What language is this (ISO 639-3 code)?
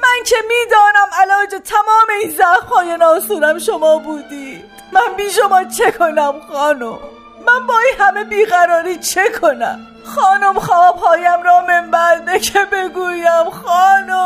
fas